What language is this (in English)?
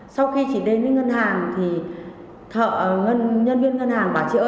Vietnamese